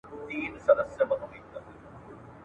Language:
Pashto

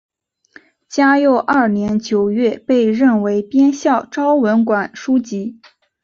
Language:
Chinese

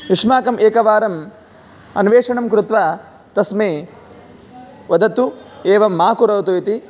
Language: Sanskrit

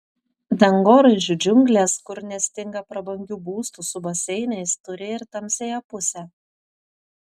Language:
Lithuanian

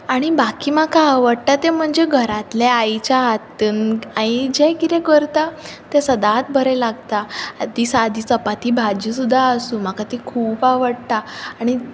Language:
Konkani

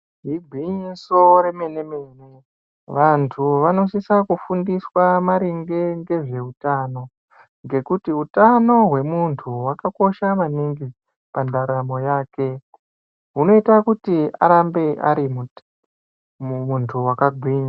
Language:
Ndau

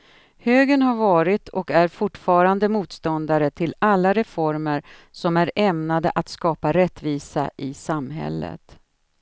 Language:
Swedish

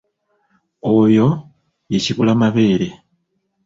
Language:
Ganda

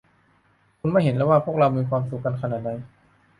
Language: Thai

